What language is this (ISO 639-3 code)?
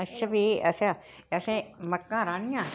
doi